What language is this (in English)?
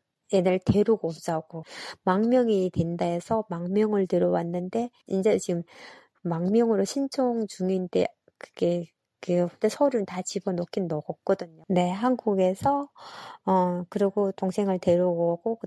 Korean